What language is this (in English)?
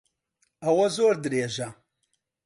Central Kurdish